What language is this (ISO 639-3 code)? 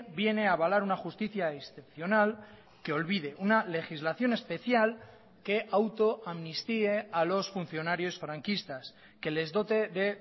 spa